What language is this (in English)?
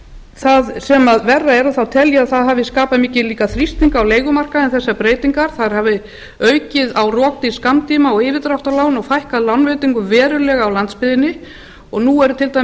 Icelandic